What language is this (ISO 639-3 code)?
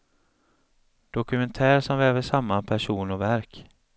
swe